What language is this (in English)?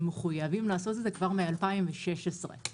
Hebrew